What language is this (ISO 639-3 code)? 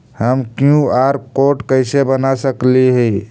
mag